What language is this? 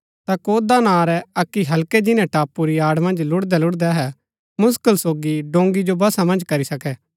Gaddi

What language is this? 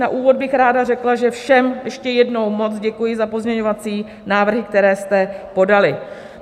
Czech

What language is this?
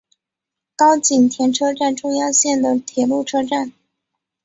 Chinese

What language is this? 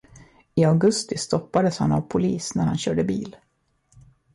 Swedish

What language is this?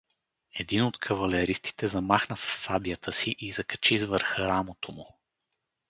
Bulgarian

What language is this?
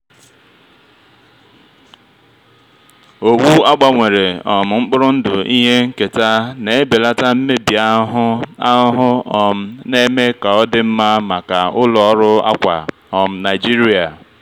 Igbo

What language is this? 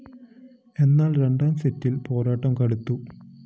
Malayalam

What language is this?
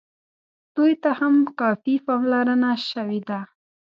Pashto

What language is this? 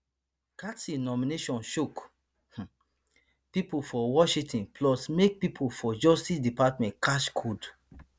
Nigerian Pidgin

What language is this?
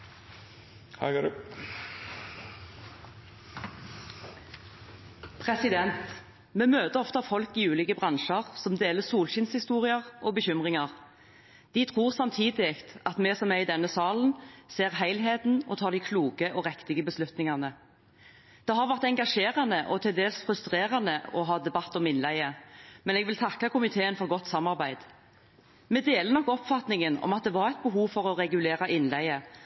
Norwegian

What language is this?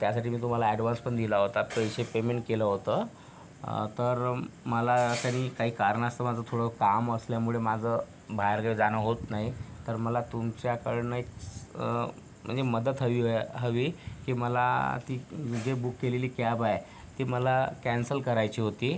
Marathi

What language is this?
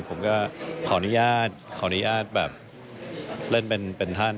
Thai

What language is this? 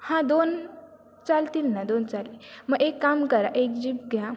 Marathi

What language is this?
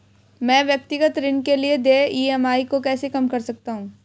Hindi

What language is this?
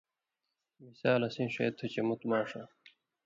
Indus Kohistani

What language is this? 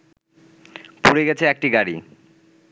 Bangla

